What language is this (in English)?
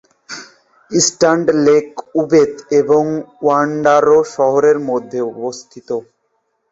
Bangla